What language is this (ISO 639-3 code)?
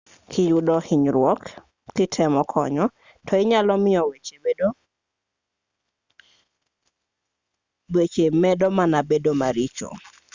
luo